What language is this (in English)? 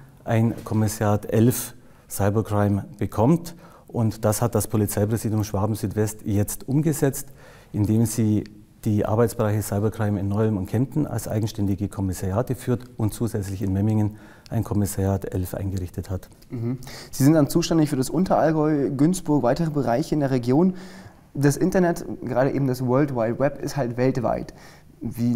German